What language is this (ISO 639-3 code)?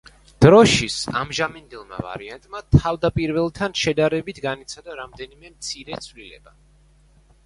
kat